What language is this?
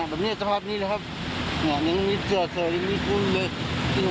Thai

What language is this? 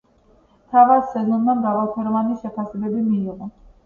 Georgian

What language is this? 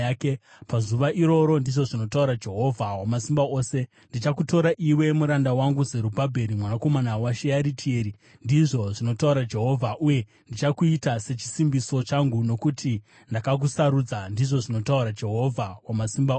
Shona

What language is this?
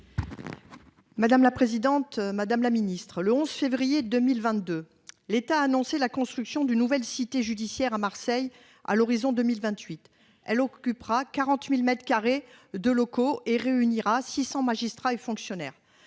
French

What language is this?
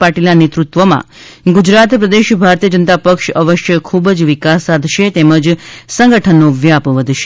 Gujarati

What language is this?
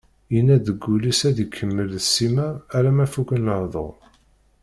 Kabyle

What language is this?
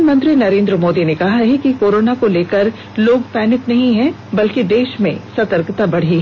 Hindi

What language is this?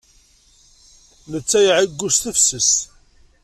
Kabyle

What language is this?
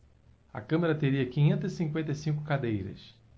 Portuguese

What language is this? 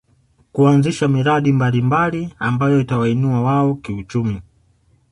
Swahili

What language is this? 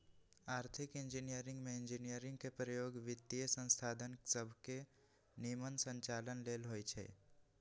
Magahi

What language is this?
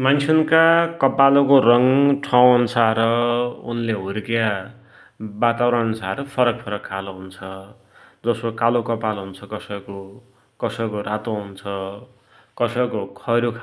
Dotyali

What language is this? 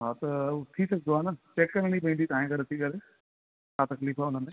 Sindhi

